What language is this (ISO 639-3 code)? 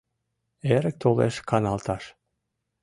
chm